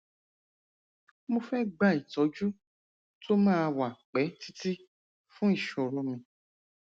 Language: Yoruba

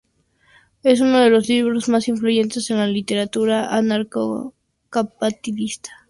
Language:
Spanish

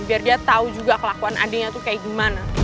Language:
Indonesian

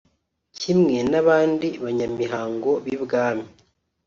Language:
Kinyarwanda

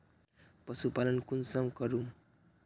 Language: Magahi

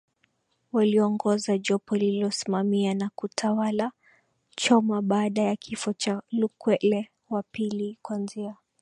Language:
Swahili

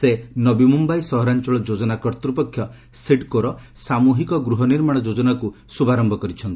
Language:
Odia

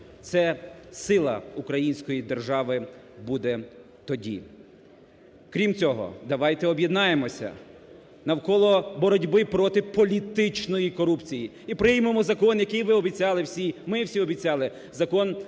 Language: Ukrainian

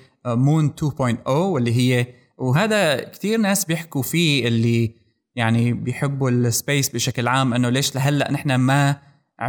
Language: Arabic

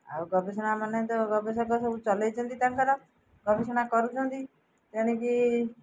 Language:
Odia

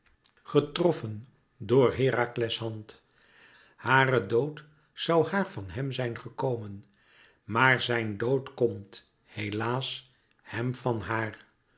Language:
Dutch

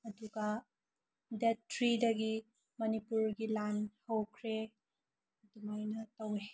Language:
Manipuri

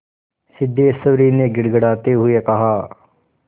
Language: Hindi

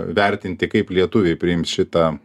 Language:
Lithuanian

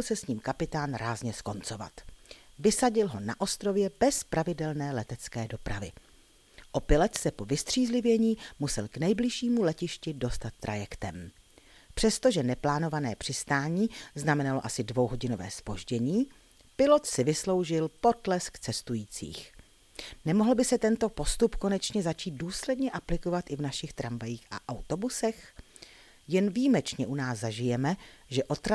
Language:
Czech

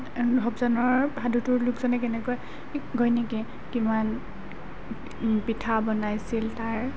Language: Assamese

